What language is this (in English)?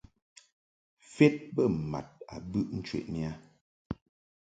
Mungaka